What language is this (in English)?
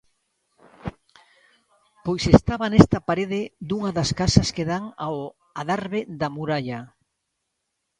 Galician